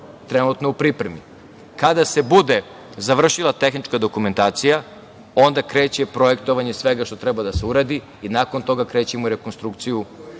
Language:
Serbian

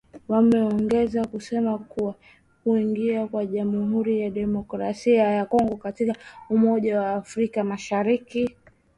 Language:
Swahili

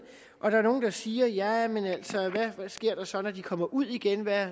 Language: Danish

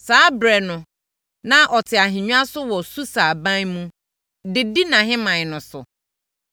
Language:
Akan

